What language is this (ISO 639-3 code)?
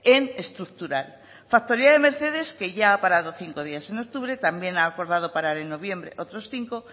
spa